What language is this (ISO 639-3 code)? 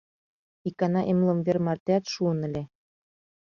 chm